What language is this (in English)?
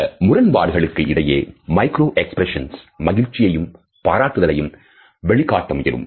Tamil